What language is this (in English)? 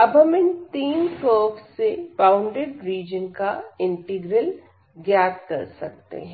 Hindi